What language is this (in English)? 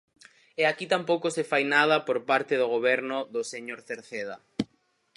Galician